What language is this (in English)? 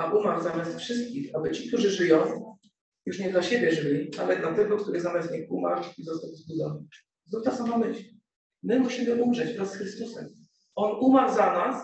Polish